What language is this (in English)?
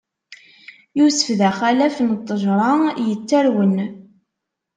Kabyle